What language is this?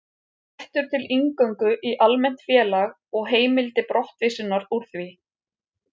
Icelandic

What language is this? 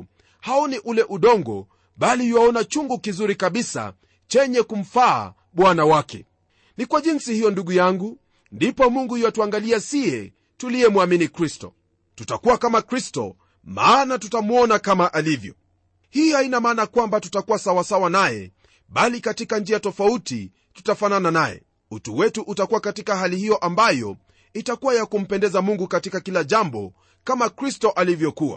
Swahili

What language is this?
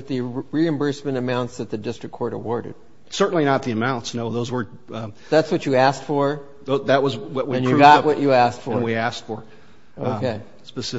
English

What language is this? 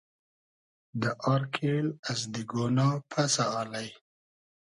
Hazaragi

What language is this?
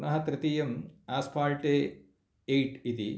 Sanskrit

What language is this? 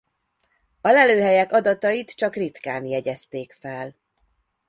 Hungarian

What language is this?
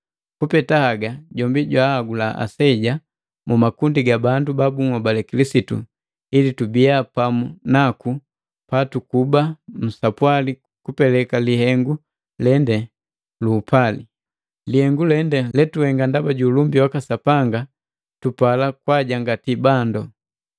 Matengo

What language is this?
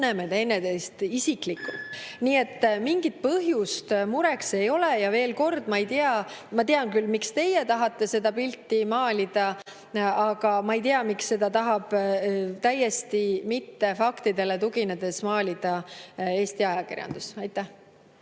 Estonian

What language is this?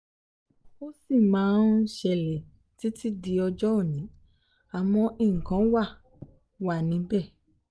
Yoruba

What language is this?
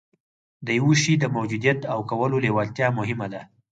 Pashto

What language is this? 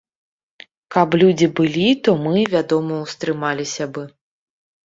Belarusian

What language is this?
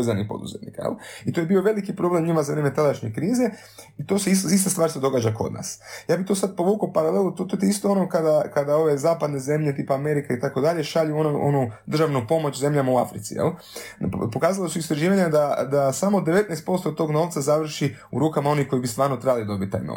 Croatian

